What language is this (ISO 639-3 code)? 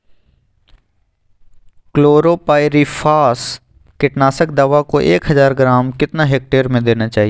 mag